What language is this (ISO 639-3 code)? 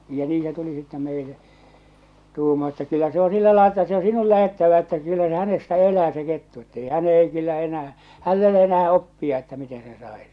fin